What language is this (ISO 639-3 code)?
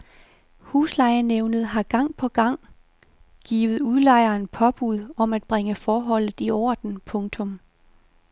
dan